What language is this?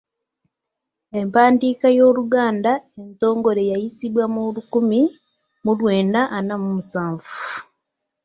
Ganda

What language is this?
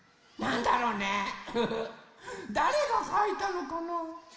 Japanese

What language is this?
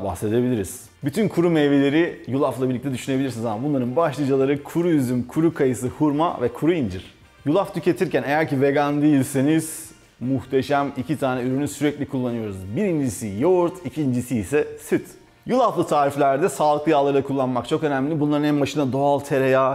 Turkish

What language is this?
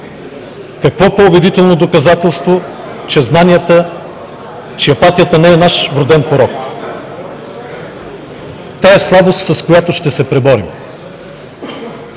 Bulgarian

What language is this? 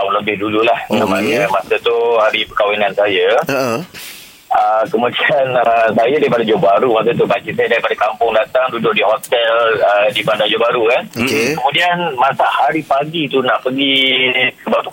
Malay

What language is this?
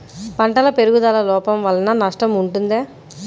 Telugu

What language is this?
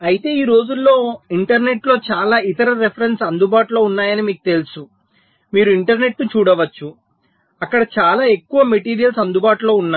Telugu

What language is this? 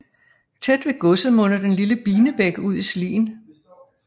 Danish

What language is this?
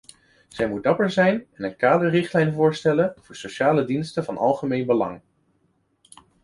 Dutch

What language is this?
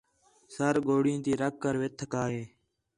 Khetrani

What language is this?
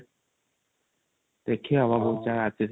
Odia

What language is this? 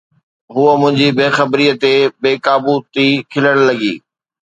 Sindhi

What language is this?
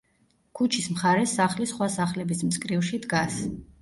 Georgian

